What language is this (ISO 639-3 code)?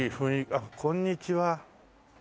jpn